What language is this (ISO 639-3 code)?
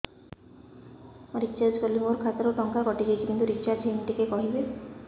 ori